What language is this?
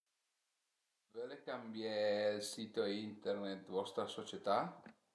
Piedmontese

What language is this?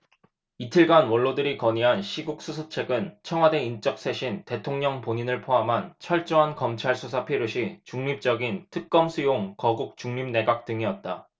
Korean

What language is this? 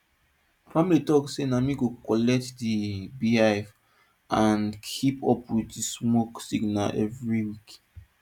Nigerian Pidgin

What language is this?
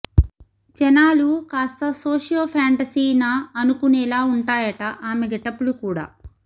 Telugu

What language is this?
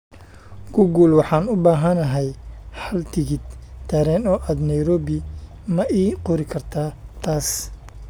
Somali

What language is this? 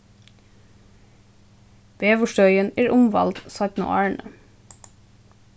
Faroese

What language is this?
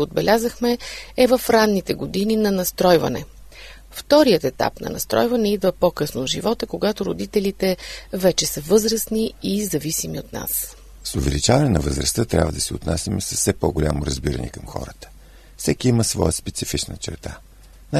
Bulgarian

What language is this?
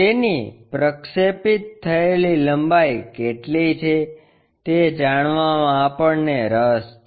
Gujarati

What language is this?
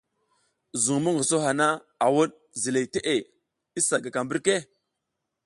South Giziga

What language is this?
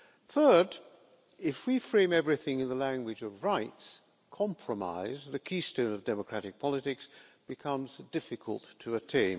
English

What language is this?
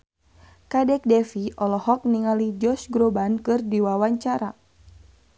Sundanese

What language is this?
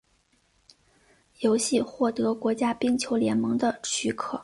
Chinese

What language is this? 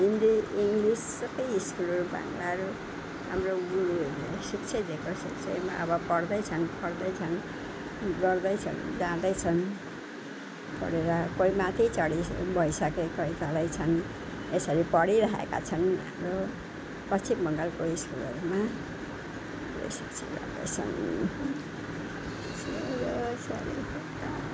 Nepali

